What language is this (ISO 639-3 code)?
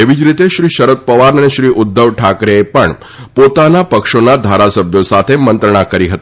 guj